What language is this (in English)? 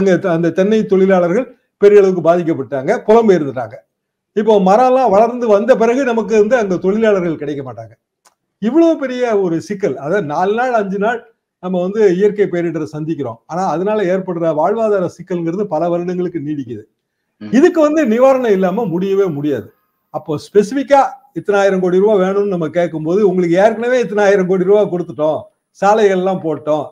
Tamil